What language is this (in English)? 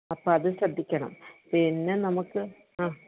Malayalam